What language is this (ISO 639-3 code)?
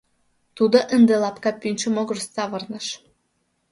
chm